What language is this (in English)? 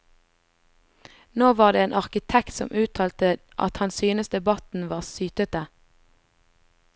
Norwegian